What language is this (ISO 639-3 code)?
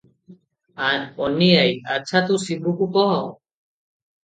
ori